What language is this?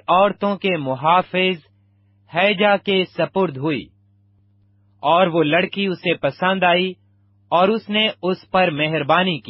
Urdu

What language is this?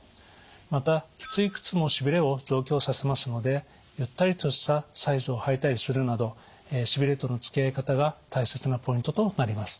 Japanese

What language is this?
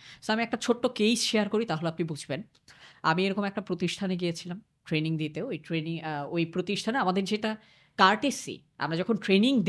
Bangla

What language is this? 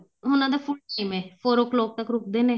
Punjabi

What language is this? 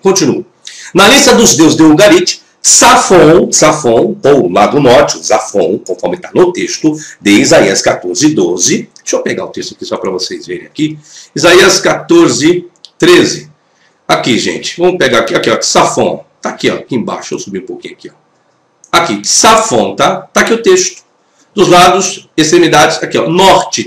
Portuguese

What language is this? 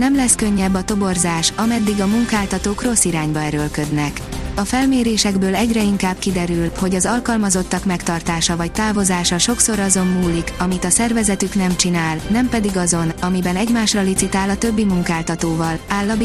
Hungarian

